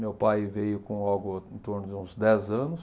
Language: Portuguese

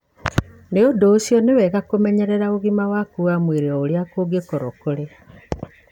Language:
Kikuyu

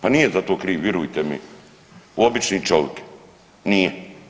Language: Croatian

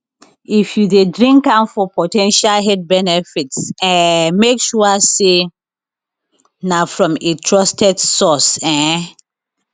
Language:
Nigerian Pidgin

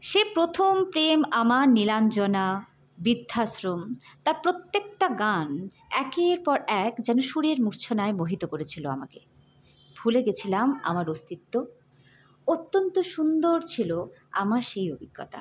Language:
Bangla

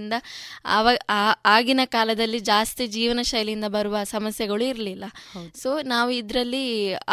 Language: Kannada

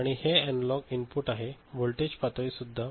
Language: Marathi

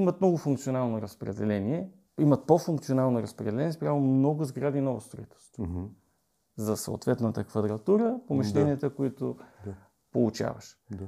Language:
Bulgarian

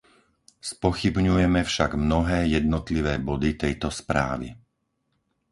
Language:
Slovak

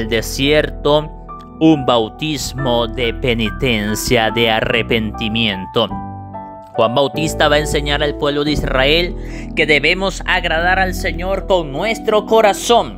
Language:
Spanish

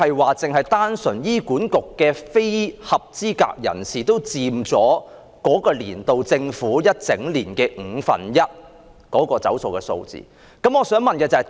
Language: Cantonese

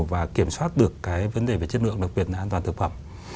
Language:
Vietnamese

